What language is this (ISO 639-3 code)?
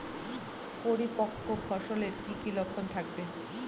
ben